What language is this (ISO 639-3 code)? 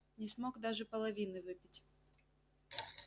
rus